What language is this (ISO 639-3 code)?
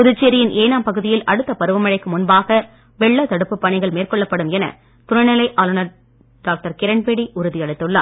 tam